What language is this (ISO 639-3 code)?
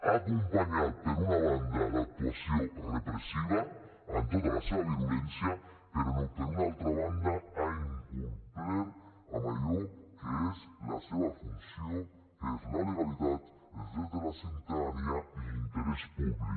cat